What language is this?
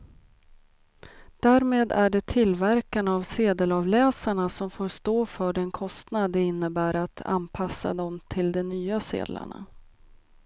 Swedish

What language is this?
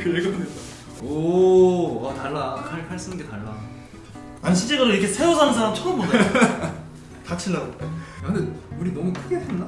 Korean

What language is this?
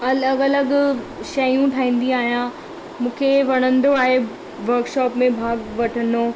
Sindhi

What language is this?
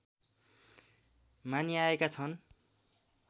Nepali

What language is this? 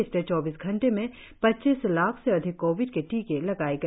Hindi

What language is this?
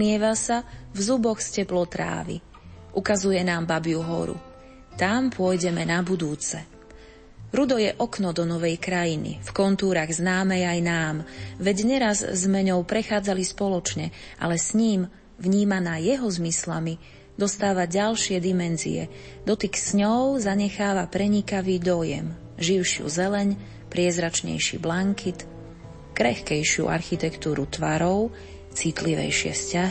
Slovak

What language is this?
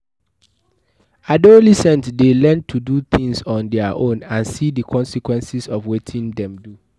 Nigerian Pidgin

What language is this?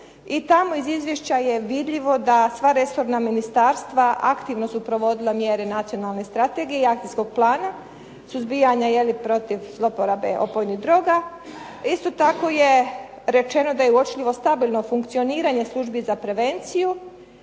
Croatian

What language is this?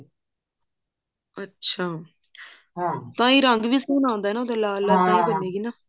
Punjabi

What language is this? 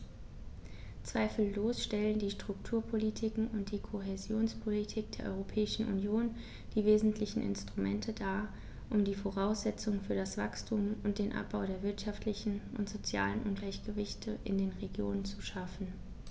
German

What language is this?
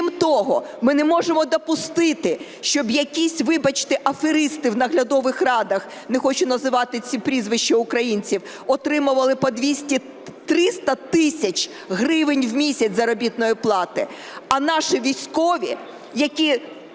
Ukrainian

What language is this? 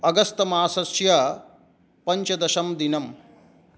Sanskrit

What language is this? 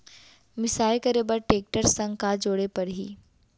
Chhattisgarhi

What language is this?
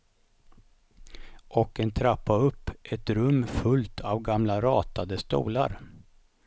Swedish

